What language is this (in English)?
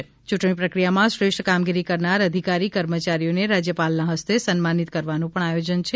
Gujarati